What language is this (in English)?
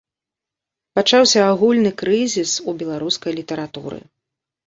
Belarusian